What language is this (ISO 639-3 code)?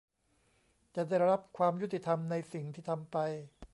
tha